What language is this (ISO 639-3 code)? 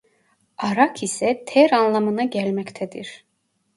tur